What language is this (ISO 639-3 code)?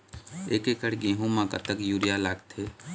hne